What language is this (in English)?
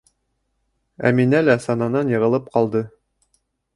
Bashkir